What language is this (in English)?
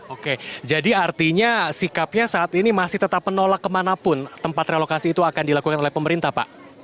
Indonesian